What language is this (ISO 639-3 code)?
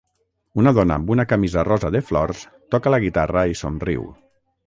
cat